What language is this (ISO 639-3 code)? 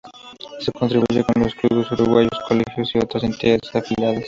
spa